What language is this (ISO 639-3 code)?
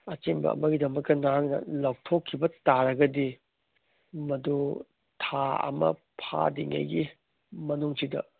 mni